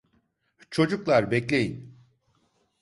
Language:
Turkish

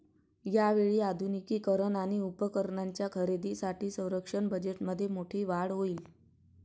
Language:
Marathi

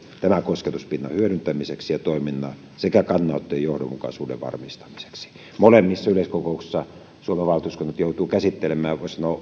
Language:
Finnish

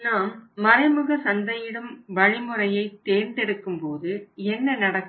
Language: Tamil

